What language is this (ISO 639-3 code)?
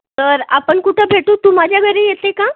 mar